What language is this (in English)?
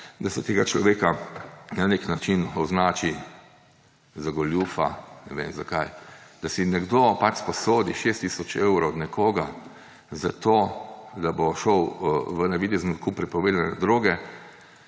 Slovenian